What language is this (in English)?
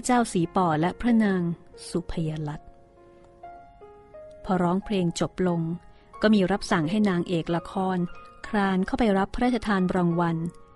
Thai